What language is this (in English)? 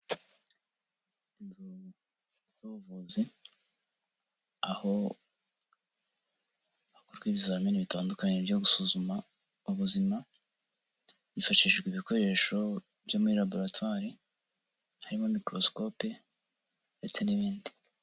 Kinyarwanda